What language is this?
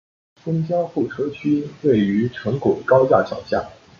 Chinese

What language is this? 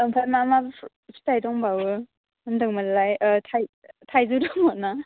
Bodo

